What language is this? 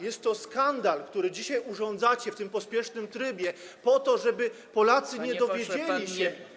Polish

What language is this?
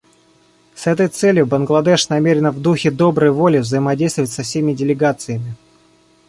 Russian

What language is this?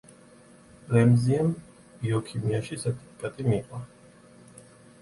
Georgian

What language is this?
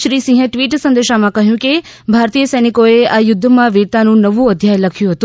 Gujarati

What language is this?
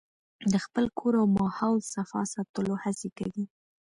Pashto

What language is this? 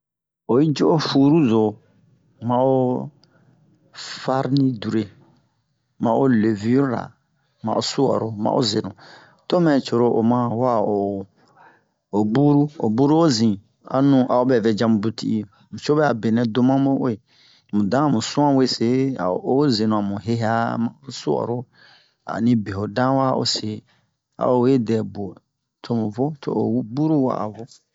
Bomu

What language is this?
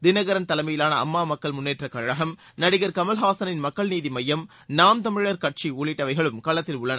Tamil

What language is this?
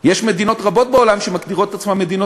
Hebrew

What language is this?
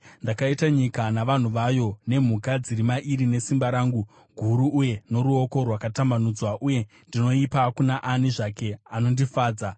Shona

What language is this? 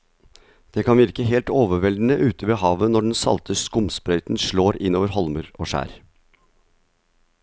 Norwegian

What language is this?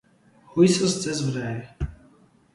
Armenian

